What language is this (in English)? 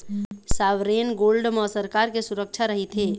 Chhattisgarhi